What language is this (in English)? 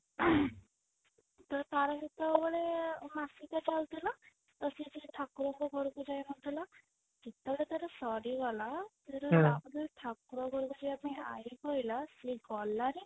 Odia